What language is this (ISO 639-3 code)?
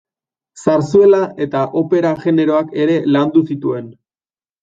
eus